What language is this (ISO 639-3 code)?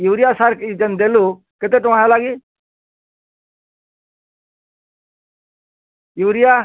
ori